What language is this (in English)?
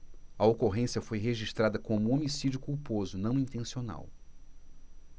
Portuguese